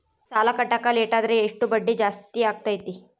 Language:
Kannada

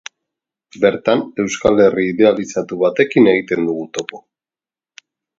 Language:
Basque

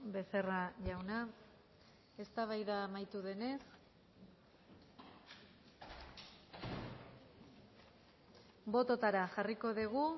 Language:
Basque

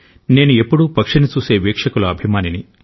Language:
Telugu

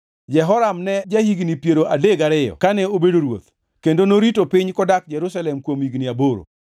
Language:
Luo (Kenya and Tanzania)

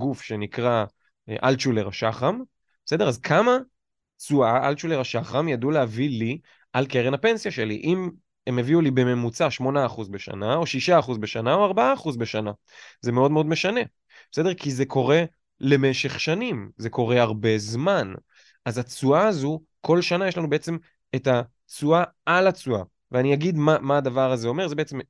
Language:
Hebrew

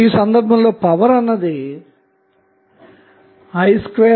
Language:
Telugu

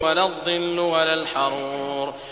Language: Arabic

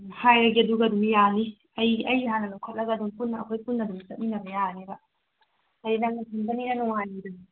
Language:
Manipuri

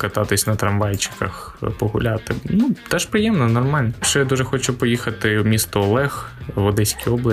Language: Ukrainian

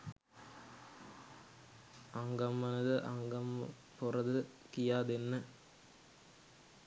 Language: Sinhala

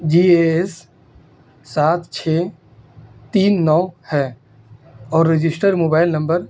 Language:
Urdu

